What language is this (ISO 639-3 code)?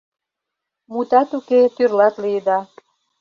chm